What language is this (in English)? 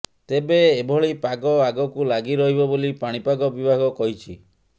Odia